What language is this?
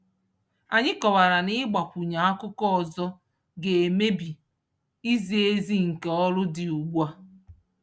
Igbo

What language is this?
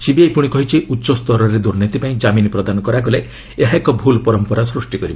Odia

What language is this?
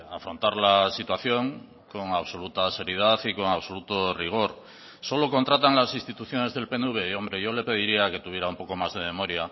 Spanish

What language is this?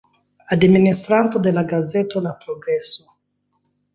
Esperanto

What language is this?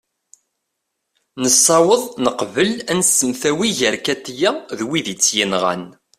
Kabyle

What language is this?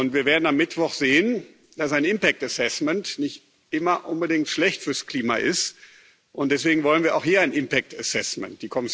German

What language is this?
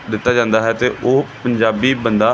Punjabi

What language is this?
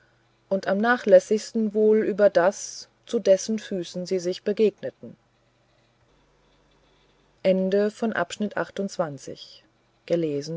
German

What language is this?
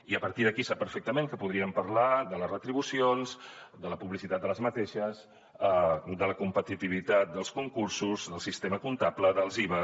Catalan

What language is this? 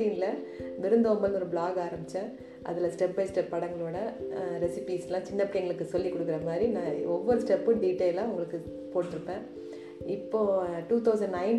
Tamil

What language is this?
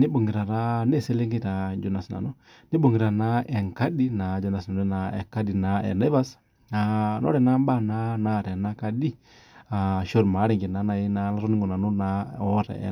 Masai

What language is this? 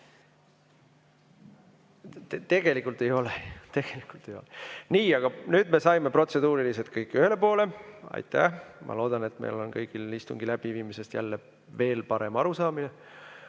Estonian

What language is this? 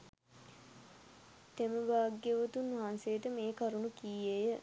Sinhala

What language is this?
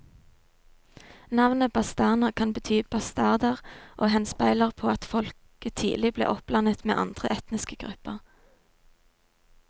Norwegian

